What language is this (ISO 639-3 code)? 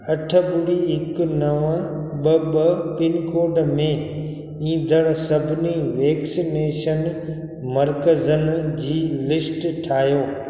snd